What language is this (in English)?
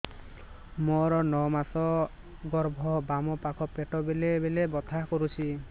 Odia